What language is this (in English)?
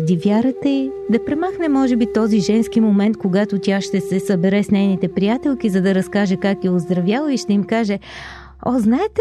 Bulgarian